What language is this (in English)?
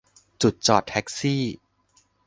Thai